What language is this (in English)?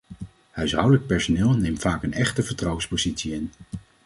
Dutch